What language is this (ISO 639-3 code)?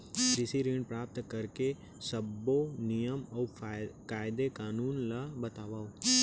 hne